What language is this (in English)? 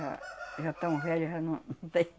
Portuguese